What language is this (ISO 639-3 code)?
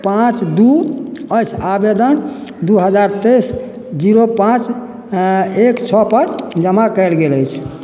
mai